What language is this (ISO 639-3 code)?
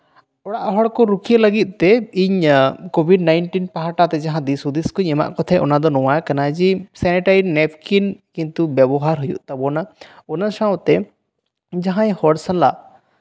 sat